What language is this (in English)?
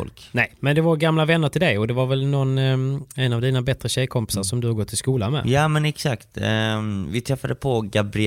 Swedish